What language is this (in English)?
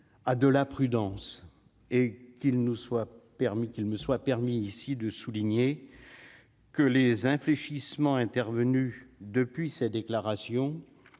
French